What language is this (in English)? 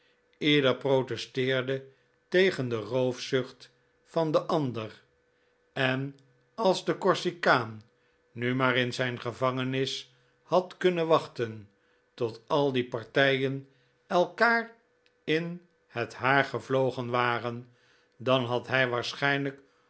Dutch